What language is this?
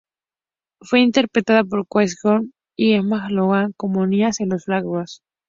Spanish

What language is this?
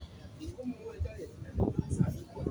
Luo (Kenya and Tanzania)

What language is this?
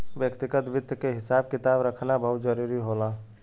Bhojpuri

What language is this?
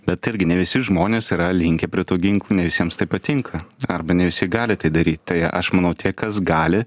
Lithuanian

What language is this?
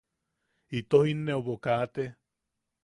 Yaqui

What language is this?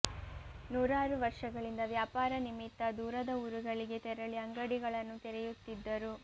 Kannada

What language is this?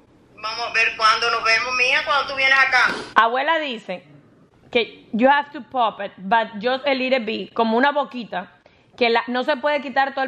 English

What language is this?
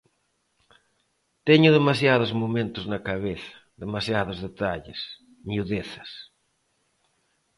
Galician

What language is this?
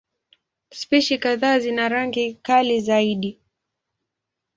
Swahili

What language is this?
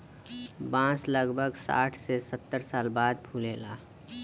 Bhojpuri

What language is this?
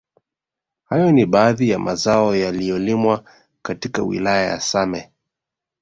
Swahili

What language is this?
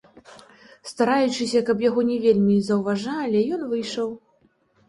Belarusian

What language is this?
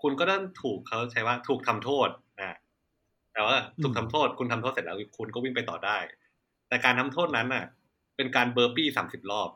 Thai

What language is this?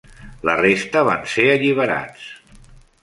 Catalan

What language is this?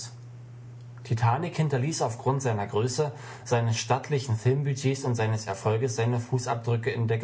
German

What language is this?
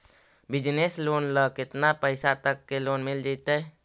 Magahi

